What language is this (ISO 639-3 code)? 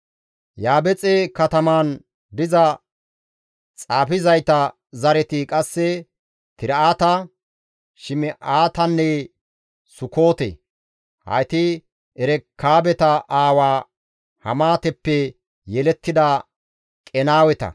gmv